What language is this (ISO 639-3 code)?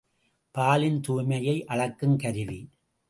tam